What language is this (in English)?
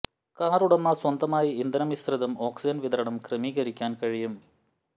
Malayalam